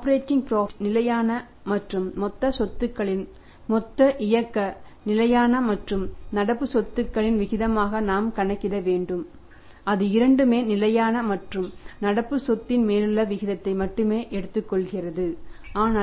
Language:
Tamil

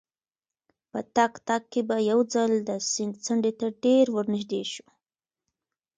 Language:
Pashto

